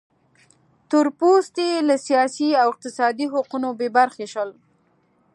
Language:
Pashto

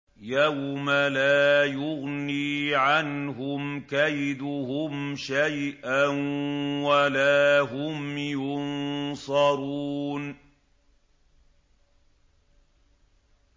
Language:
Arabic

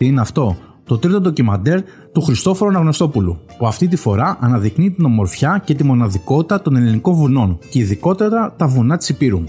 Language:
Greek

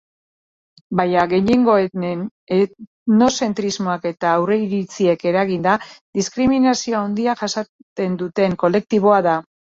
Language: Basque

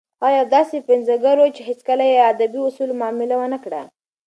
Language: Pashto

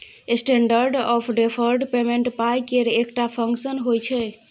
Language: Maithili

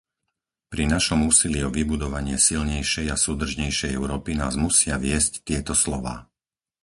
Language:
Slovak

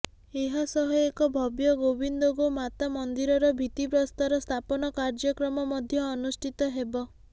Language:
Odia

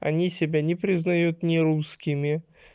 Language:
Russian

